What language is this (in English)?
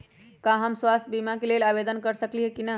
Magahi